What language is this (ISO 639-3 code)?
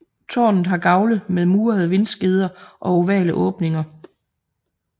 dan